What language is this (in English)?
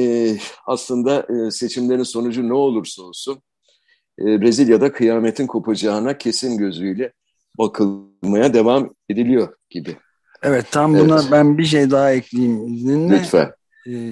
Turkish